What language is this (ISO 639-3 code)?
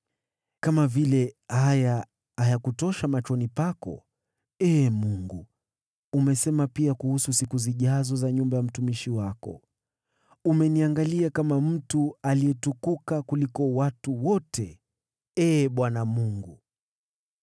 swa